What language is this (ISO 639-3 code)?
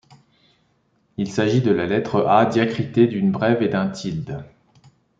fra